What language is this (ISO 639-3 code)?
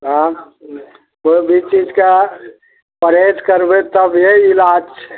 mai